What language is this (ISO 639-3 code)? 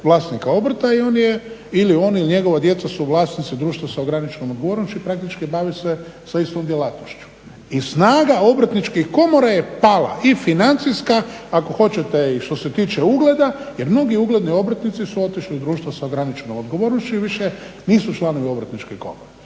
hrv